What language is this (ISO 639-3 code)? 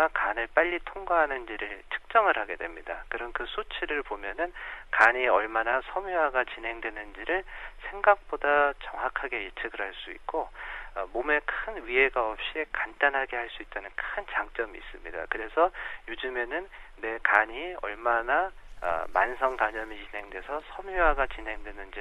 kor